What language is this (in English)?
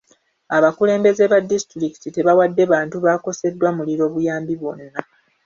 Ganda